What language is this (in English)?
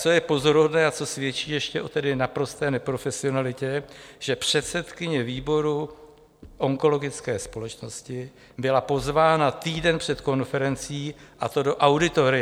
Czech